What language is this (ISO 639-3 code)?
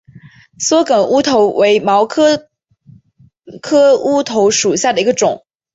zho